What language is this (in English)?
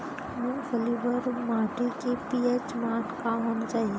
Chhattisgarhi